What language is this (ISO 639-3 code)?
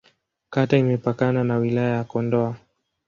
swa